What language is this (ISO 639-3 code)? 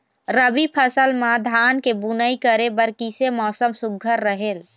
hne